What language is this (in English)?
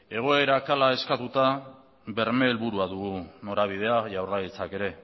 Basque